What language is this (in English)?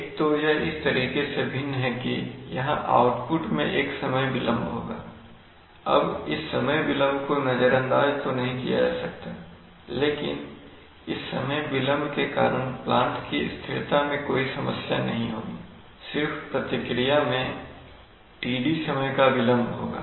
Hindi